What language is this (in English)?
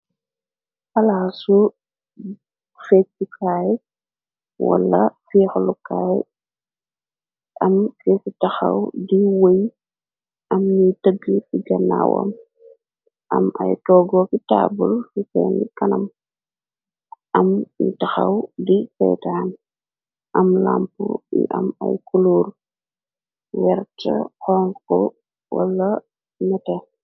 Wolof